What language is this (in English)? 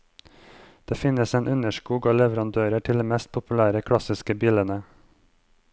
Norwegian